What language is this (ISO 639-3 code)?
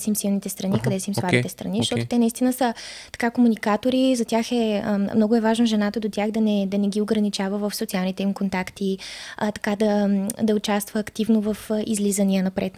bul